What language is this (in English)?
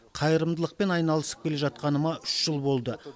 Kazakh